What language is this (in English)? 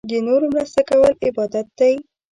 Pashto